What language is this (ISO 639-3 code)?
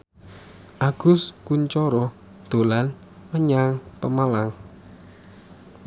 jav